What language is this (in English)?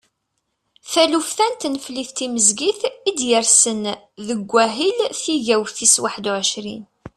Kabyle